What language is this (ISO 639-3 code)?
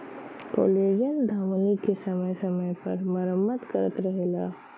bho